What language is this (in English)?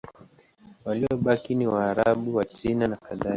Swahili